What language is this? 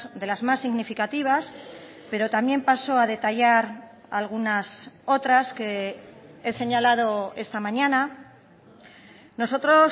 Spanish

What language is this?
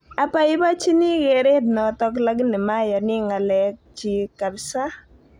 Kalenjin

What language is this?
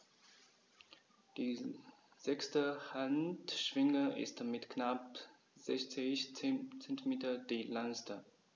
German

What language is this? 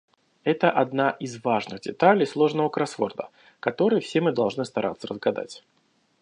Russian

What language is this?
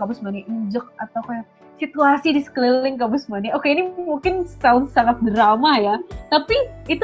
Indonesian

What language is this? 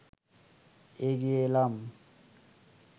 Bangla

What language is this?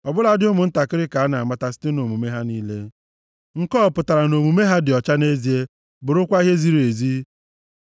Igbo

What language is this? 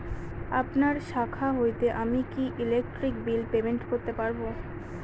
Bangla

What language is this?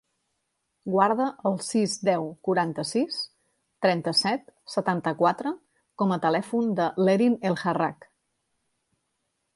Catalan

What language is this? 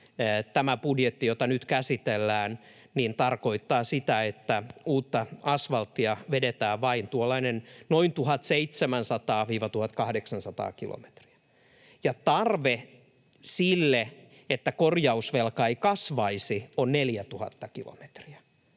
Finnish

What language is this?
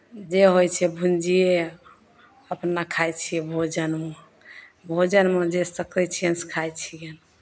Maithili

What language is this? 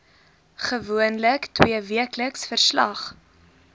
Afrikaans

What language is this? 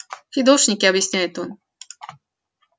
Russian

